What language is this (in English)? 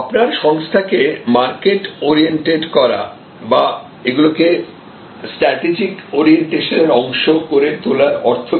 Bangla